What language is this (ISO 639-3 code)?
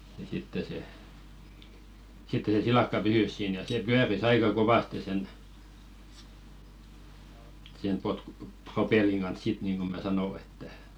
fin